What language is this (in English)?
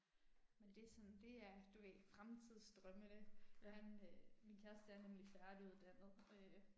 Danish